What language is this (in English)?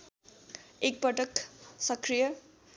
Nepali